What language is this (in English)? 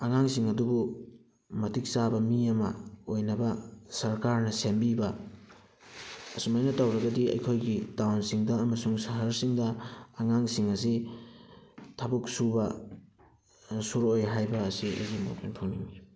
Manipuri